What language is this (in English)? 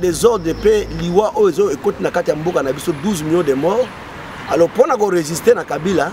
French